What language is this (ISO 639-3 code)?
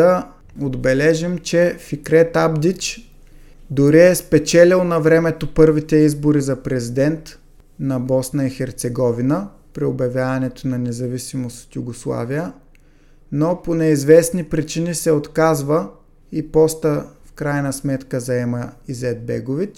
bul